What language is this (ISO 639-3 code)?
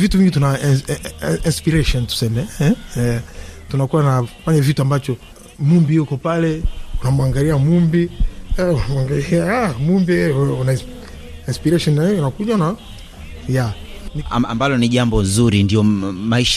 swa